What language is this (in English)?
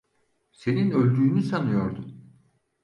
Turkish